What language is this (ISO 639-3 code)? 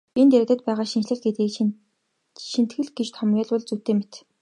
mon